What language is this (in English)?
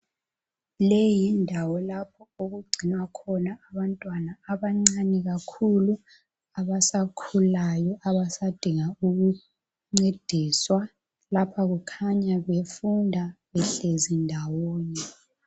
North Ndebele